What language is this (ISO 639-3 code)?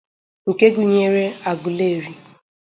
ibo